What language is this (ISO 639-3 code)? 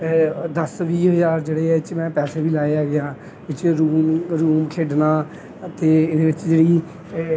pan